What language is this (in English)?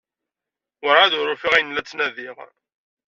Kabyle